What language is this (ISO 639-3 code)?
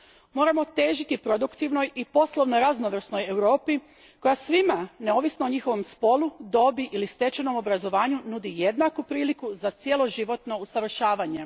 hrv